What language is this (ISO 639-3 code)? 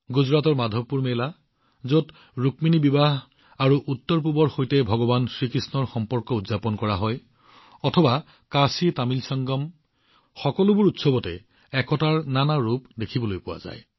asm